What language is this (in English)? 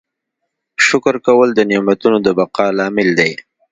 Pashto